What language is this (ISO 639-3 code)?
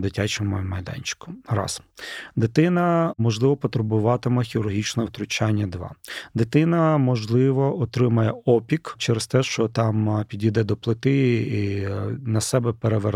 ukr